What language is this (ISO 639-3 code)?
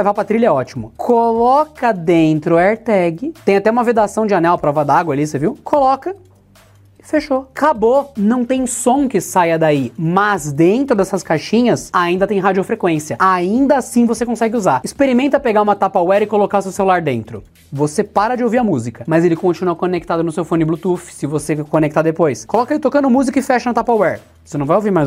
por